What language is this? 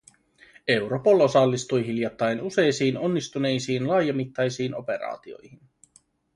Finnish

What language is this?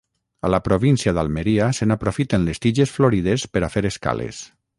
Catalan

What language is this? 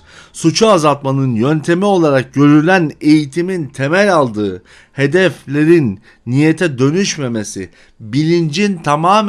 Turkish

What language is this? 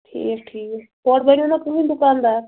Kashmiri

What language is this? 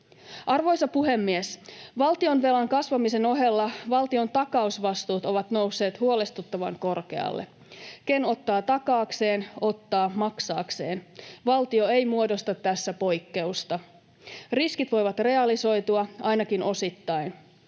Finnish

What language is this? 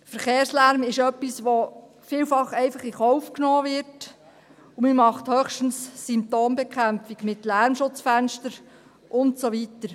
Swiss German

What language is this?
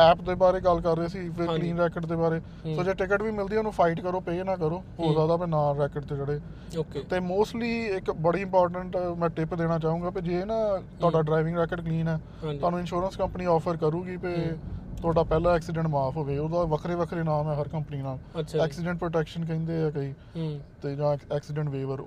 Punjabi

